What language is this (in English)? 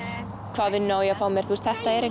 Icelandic